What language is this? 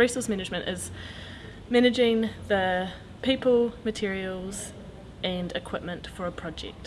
English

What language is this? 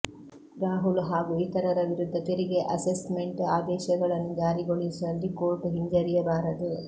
Kannada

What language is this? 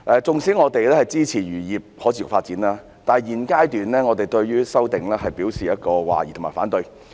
Cantonese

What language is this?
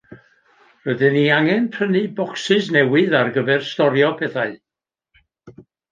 Welsh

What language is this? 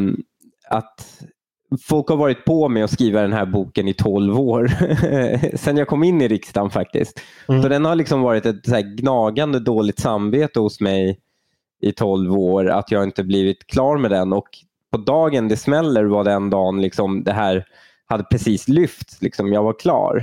Swedish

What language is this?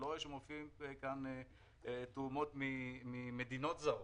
Hebrew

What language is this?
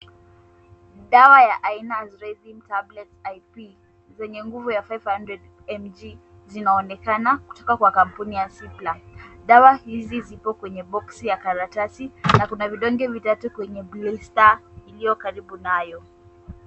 Swahili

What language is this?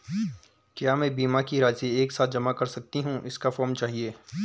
Hindi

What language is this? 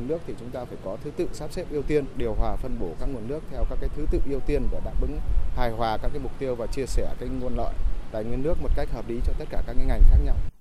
Vietnamese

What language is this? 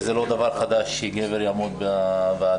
Hebrew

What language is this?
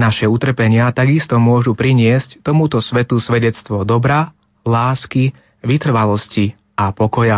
Slovak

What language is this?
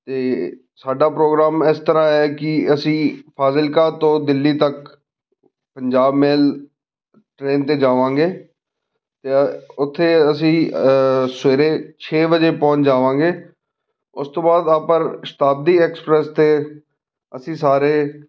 Punjabi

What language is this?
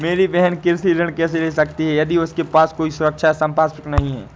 Hindi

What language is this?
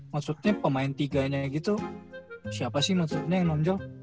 Indonesian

